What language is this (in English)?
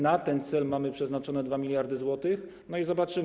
Polish